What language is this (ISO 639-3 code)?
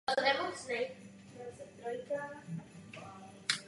ces